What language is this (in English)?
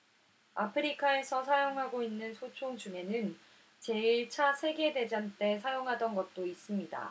Korean